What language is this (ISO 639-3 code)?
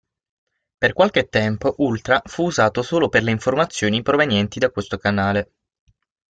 ita